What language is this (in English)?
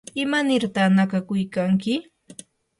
Yanahuanca Pasco Quechua